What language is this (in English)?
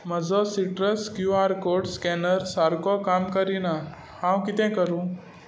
Konkani